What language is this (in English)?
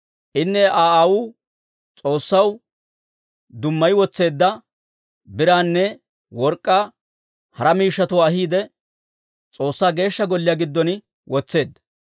Dawro